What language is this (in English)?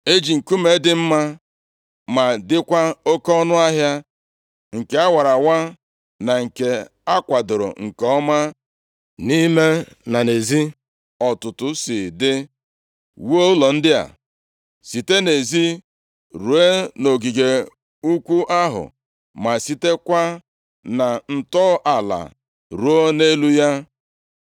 Igbo